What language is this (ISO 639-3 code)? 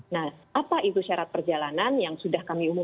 ind